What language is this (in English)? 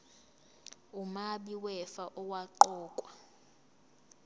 Zulu